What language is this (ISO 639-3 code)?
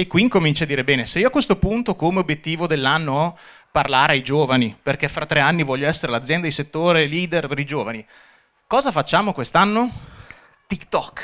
ita